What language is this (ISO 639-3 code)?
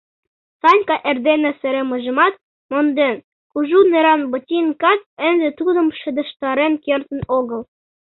chm